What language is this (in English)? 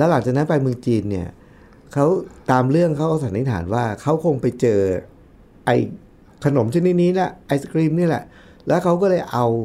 Thai